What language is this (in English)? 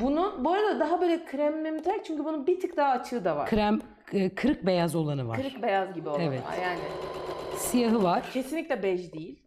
Turkish